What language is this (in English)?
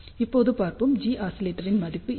Tamil